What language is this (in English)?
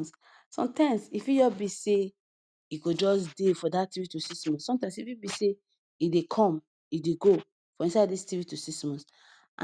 Nigerian Pidgin